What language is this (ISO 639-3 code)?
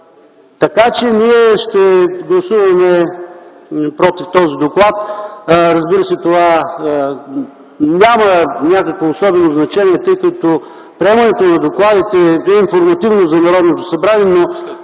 bul